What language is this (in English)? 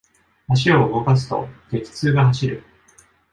Japanese